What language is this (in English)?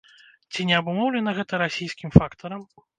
Belarusian